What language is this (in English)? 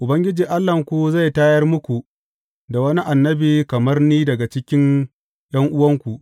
Hausa